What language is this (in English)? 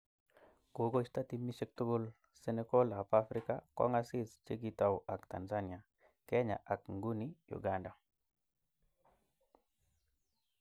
Kalenjin